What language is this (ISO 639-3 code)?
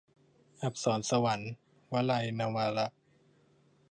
tha